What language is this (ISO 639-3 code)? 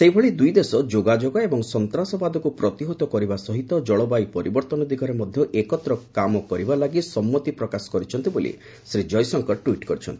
ori